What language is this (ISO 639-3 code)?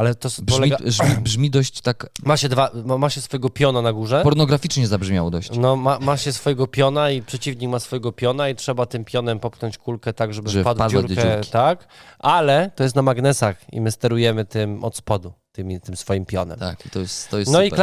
pol